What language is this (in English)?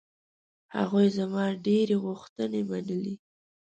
Pashto